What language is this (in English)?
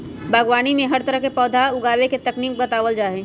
Magahi